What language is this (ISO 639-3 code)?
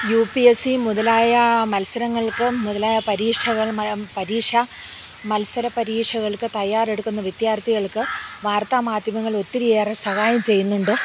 mal